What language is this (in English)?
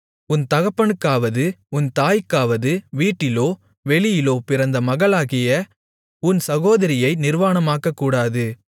Tamil